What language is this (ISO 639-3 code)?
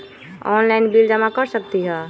mag